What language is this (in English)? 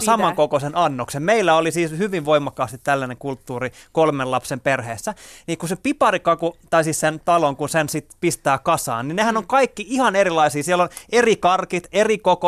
Finnish